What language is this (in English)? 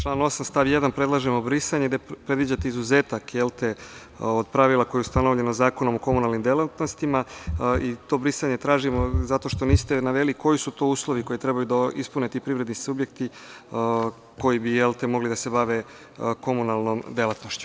Serbian